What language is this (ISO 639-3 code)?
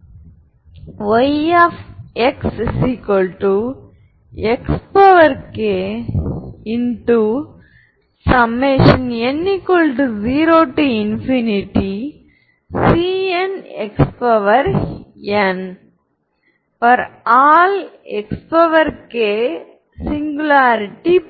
tam